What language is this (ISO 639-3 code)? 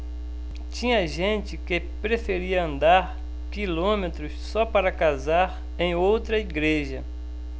por